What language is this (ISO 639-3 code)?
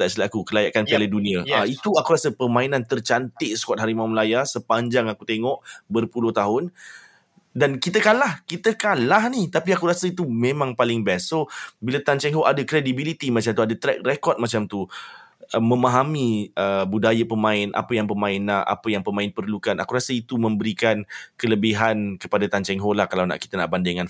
msa